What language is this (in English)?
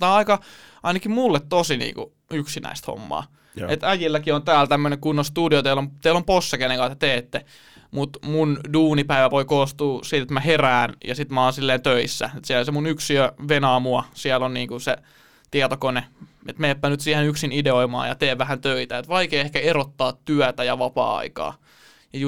Finnish